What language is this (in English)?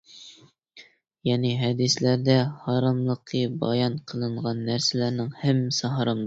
Uyghur